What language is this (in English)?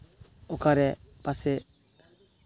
Santali